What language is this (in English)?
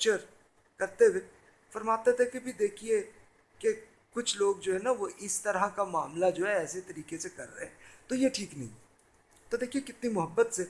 Urdu